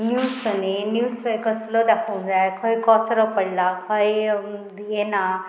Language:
Konkani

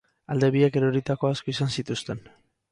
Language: Basque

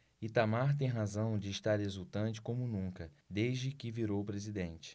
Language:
Portuguese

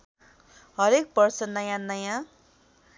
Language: Nepali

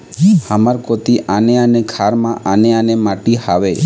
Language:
Chhattisgarhi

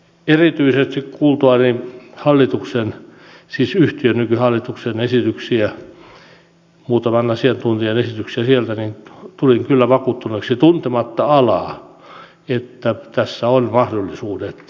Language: Finnish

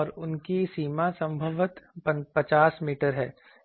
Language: Hindi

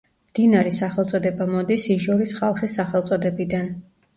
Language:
Georgian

